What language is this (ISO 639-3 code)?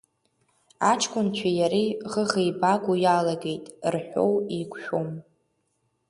abk